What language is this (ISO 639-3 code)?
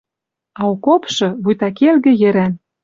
mrj